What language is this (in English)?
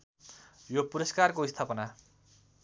Nepali